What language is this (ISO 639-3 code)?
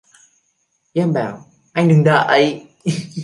vie